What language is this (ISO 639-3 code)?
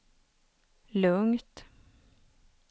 swe